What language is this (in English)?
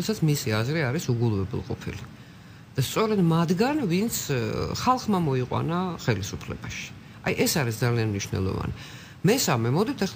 Greek